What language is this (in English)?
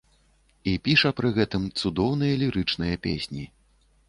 Belarusian